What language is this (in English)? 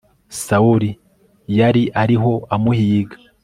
Kinyarwanda